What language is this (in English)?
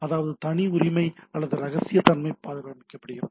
Tamil